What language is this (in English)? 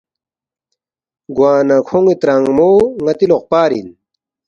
Balti